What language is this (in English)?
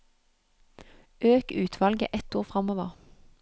Norwegian